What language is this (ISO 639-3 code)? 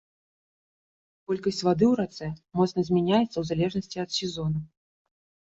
bel